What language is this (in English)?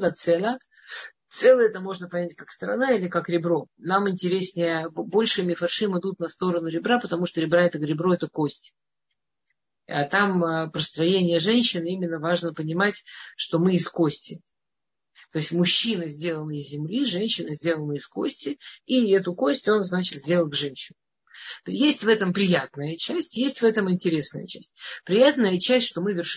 Russian